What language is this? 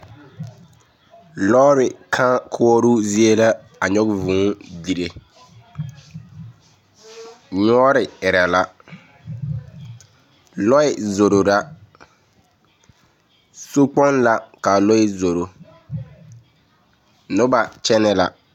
Southern Dagaare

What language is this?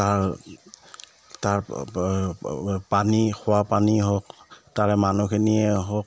Assamese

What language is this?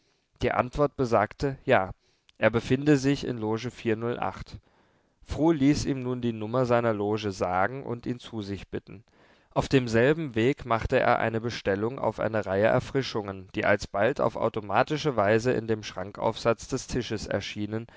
German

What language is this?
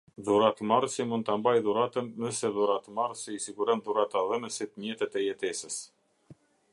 Albanian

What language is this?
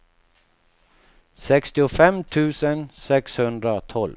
Swedish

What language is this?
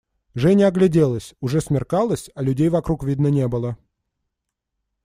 Russian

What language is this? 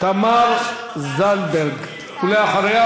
Hebrew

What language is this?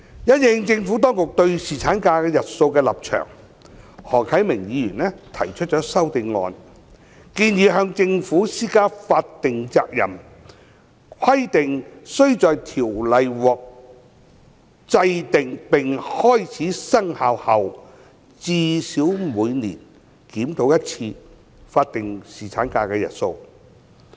Cantonese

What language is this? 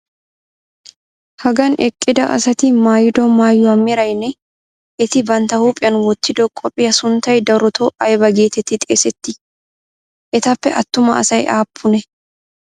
Wolaytta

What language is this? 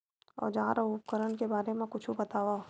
Chhattisgarhi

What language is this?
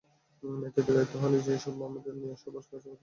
Bangla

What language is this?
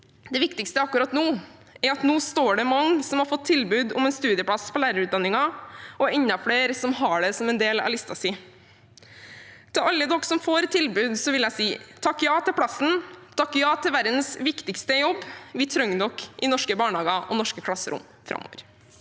Norwegian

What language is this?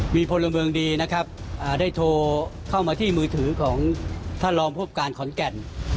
Thai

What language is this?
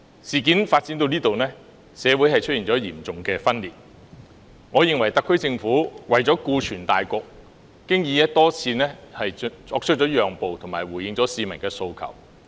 Cantonese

